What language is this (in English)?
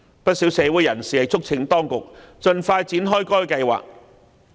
Cantonese